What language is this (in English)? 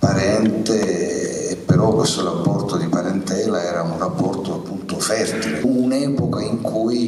Italian